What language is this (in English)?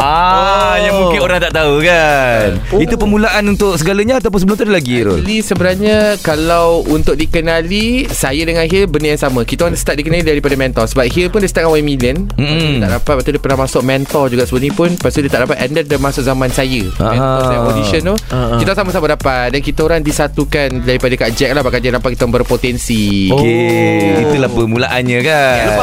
Malay